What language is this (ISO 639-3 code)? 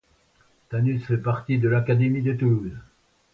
fra